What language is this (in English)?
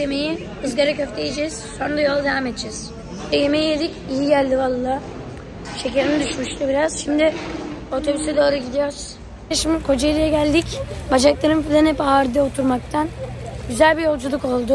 Turkish